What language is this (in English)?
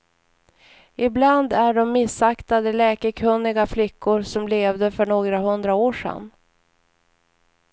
Swedish